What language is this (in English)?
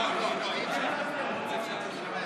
Hebrew